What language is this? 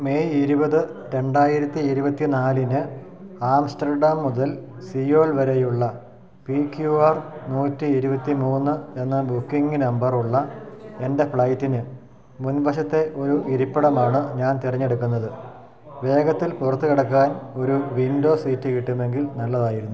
Malayalam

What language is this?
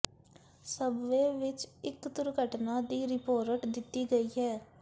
Punjabi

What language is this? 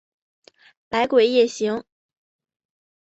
Chinese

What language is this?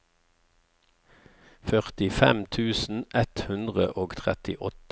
Norwegian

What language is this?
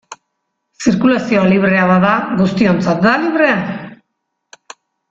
Basque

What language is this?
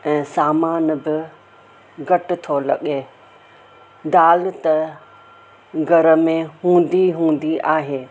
Sindhi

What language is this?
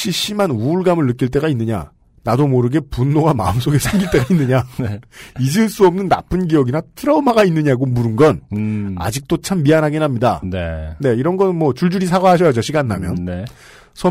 Korean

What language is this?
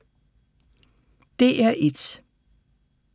Danish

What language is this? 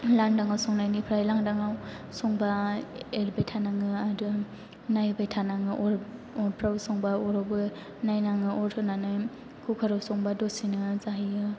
Bodo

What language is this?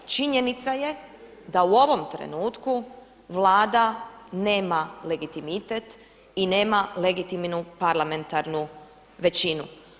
Croatian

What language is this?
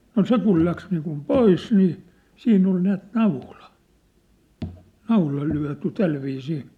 Finnish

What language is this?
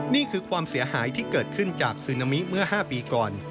Thai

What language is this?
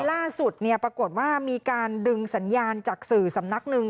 Thai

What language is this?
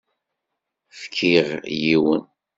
Kabyle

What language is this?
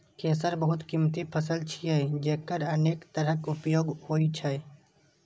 Maithili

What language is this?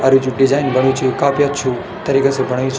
Garhwali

